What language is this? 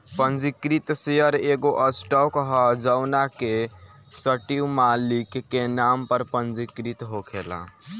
Bhojpuri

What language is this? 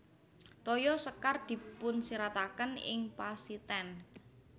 Javanese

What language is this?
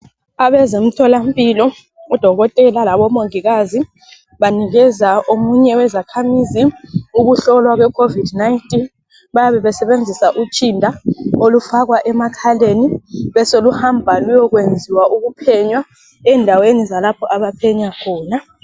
North Ndebele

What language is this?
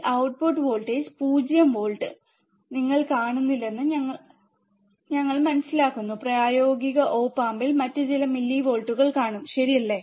Malayalam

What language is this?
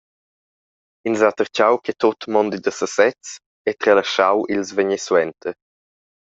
Romansh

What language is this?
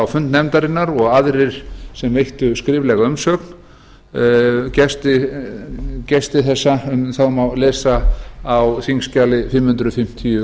Icelandic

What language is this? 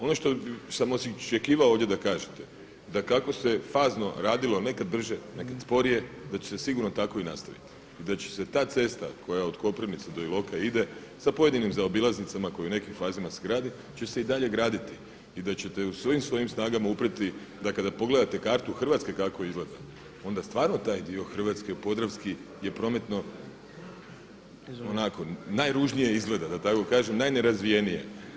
Croatian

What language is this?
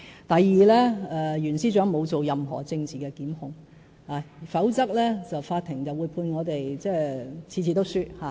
Cantonese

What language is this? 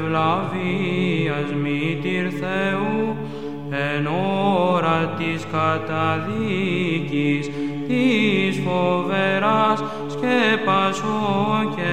Greek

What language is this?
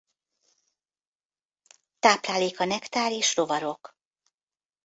Hungarian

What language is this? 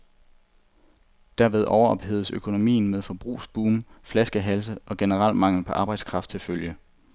Danish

